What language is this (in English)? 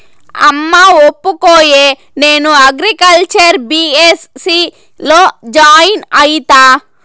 Telugu